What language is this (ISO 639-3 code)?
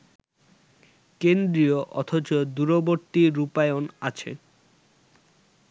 ben